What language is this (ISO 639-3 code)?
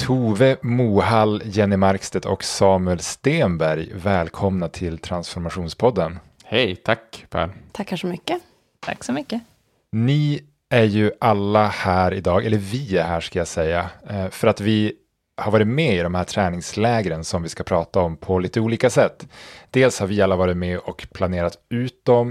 swe